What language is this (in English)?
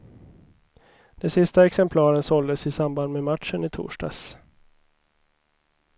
Swedish